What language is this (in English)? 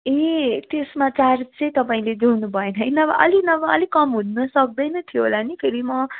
Nepali